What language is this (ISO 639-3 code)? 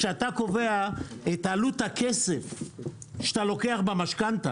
heb